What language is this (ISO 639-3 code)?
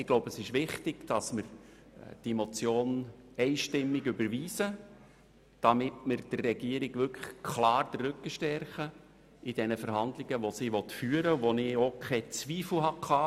gsw